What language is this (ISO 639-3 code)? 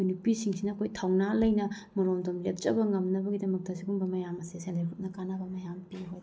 mni